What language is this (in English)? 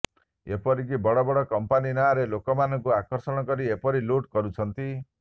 Odia